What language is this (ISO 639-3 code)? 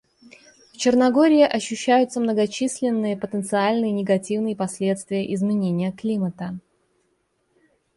rus